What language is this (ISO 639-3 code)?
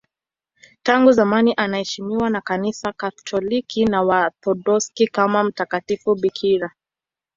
swa